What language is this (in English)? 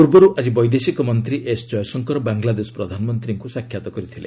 Odia